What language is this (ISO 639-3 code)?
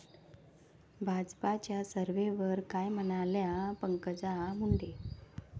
mar